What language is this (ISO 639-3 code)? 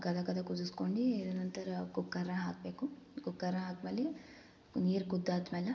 kan